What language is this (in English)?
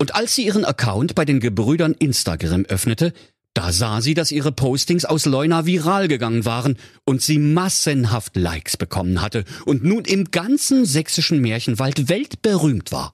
German